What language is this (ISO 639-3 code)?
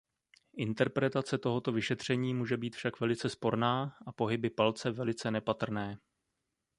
ces